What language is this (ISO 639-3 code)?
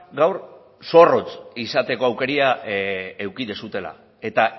eus